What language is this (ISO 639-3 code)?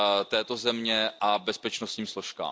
ces